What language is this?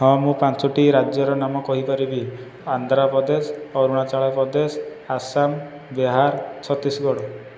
Odia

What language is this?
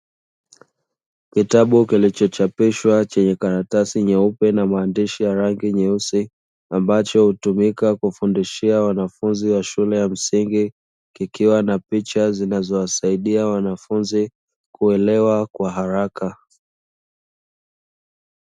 Swahili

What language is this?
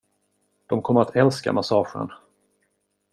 Swedish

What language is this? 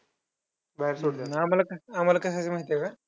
Marathi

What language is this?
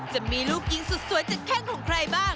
Thai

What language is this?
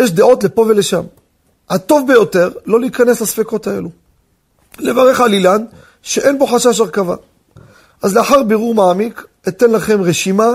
Hebrew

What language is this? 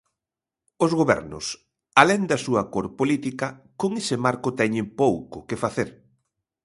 Galician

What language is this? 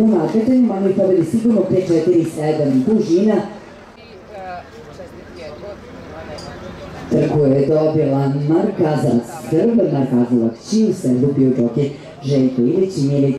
Italian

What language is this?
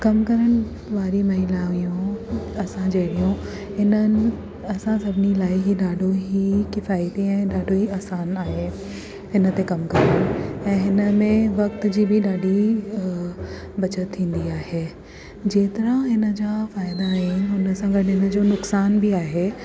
Sindhi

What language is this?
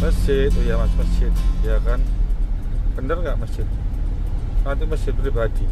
Indonesian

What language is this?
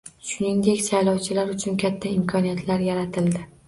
Uzbek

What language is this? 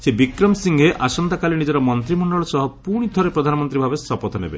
Odia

